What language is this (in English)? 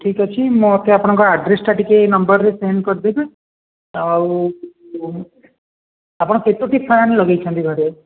Odia